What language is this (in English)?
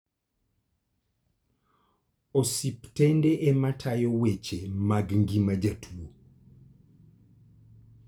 Luo (Kenya and Tanzania)